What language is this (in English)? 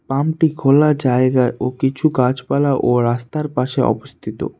Bangla